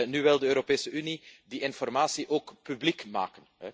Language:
Dutch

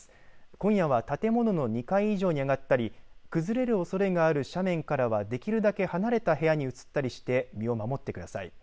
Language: Japanese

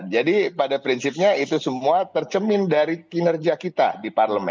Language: Indonesian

